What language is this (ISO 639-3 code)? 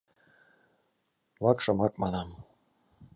chm